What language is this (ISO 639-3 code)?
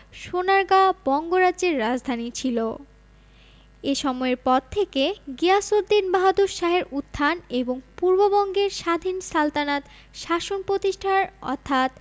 ben